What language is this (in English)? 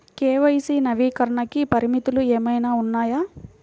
Telugu